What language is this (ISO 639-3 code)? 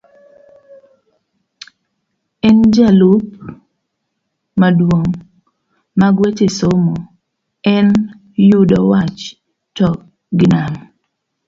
luo